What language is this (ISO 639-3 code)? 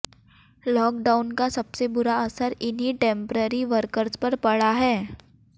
hin